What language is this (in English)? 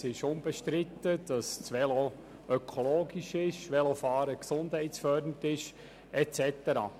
Swiss German